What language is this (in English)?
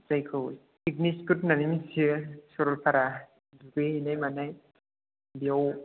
Bodo